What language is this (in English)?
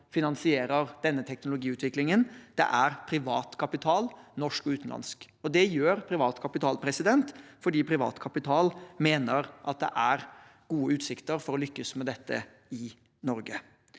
Norwegian